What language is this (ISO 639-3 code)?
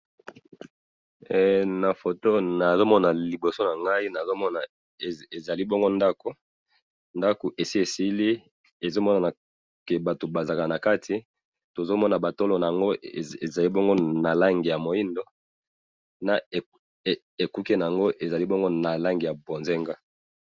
lin